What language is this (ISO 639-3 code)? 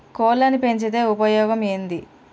tel